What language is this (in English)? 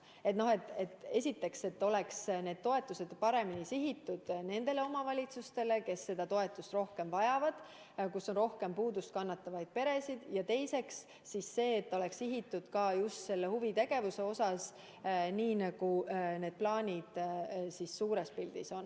Estonian